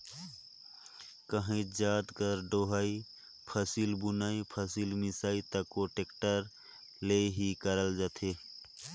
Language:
Chhattisgarhi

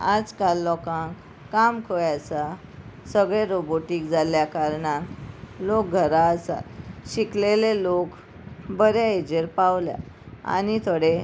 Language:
Konkani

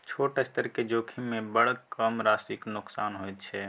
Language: Maithili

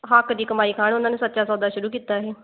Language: Punjabi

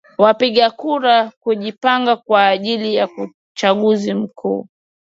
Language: Swahili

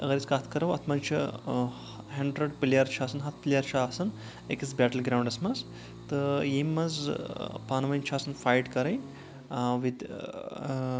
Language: Kashmiri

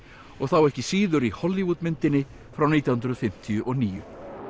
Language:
Icelandic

